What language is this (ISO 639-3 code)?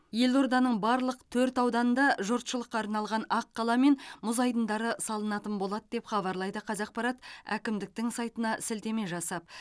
kaz